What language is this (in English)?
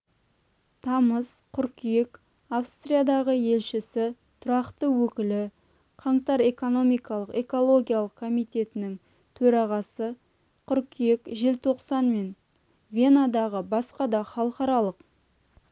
Kazakh